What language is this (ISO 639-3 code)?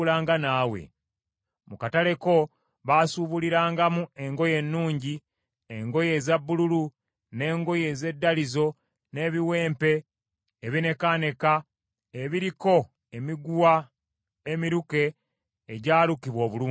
lug